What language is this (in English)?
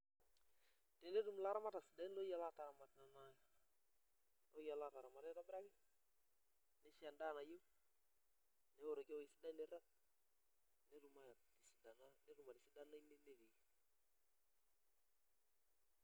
Masai